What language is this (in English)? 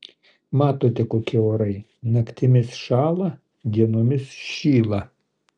Lithuanian